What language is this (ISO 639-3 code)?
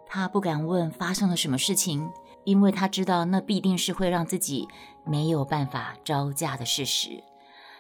zho